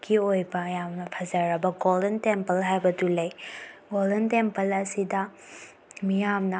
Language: Manipuri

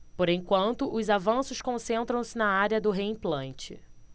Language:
Portuguese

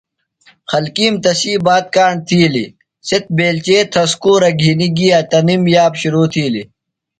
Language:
Phalura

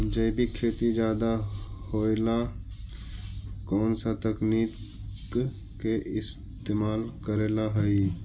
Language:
Magahi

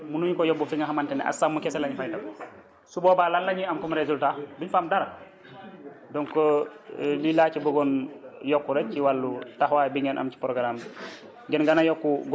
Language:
Wolof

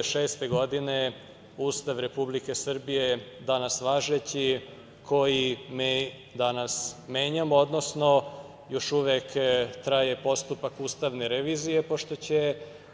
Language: Serbian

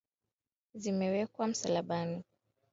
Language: Swahili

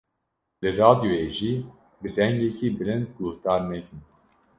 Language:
Kurdish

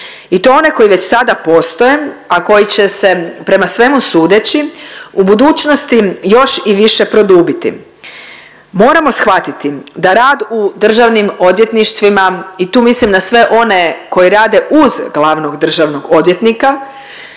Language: Croatian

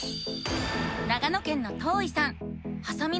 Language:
Japanese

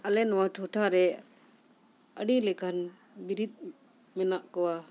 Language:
Santali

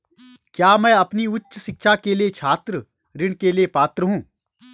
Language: Hindi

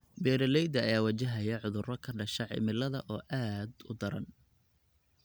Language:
Somali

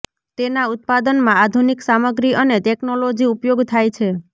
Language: Gujarati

